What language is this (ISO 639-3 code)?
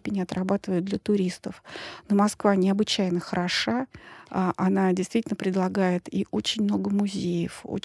rus